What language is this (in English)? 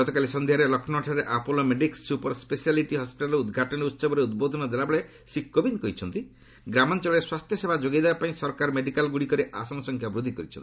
Odia